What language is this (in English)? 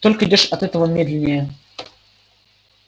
Russian